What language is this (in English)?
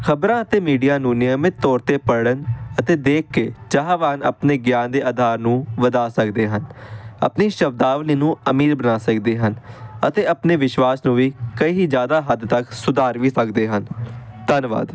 Punjabi